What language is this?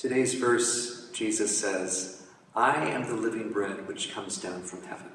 English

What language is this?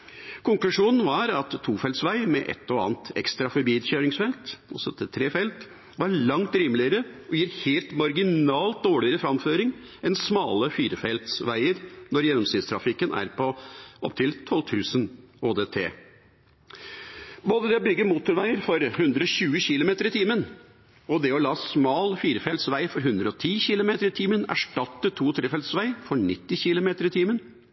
Norwegian Bokmål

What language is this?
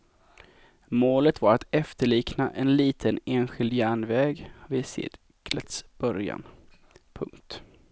Swedish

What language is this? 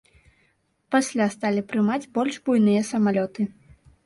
Belarusian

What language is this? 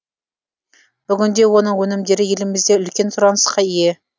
Kazakh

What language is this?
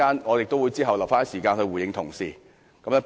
Cantonese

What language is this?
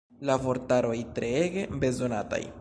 Esperanto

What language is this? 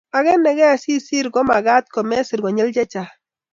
Kalenjin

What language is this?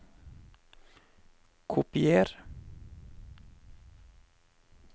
Norwegian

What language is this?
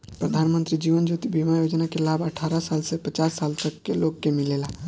Bhojpuri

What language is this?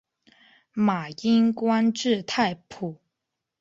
Chinese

